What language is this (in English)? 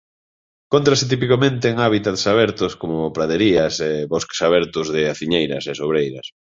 Galician